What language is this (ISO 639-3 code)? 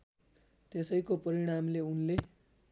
nep